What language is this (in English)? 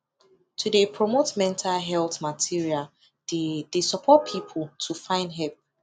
Nigerian Pidgin